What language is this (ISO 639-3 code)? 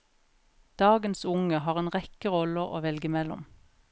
nor